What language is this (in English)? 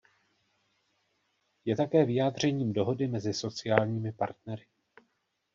Czech